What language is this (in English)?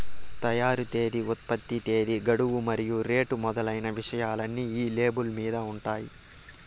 Telugu